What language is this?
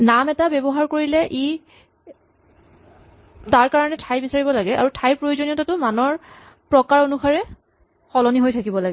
Assamese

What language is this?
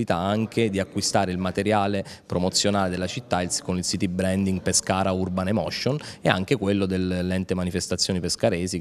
Italian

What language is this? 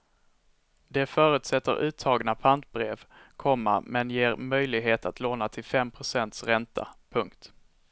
Swedish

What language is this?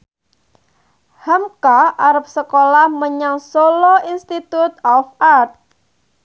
Javanese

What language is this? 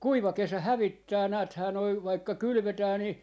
Finnish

